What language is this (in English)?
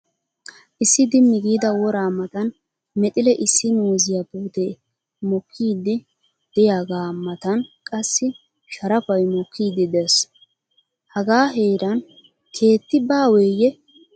Wolaytta